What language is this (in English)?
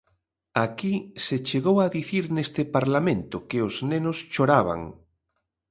Galician